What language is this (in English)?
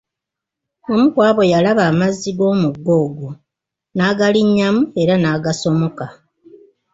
Ganda